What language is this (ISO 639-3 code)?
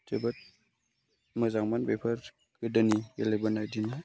brx